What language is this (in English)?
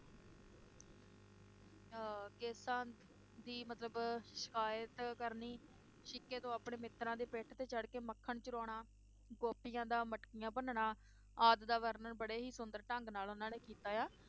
Punjabi